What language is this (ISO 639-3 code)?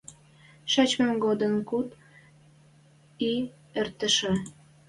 mrj